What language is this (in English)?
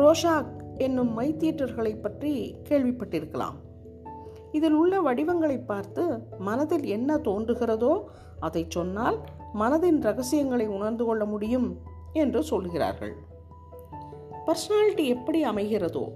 Tamil